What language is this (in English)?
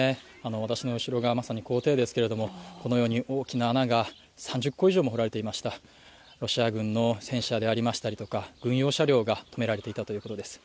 Japanese